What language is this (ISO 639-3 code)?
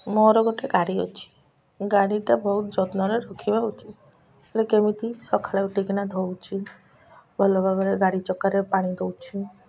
ori